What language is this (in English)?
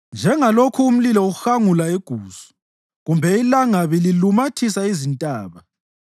North Ndebele